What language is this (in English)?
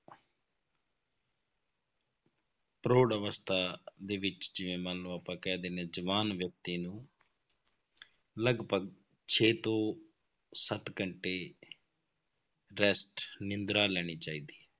Punjabi